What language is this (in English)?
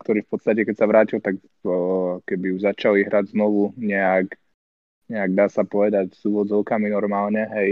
Slovak